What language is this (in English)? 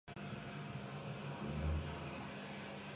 Georgian